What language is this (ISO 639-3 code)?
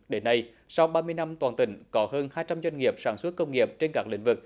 vie